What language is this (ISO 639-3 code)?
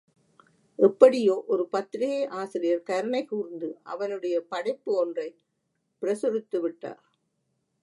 tam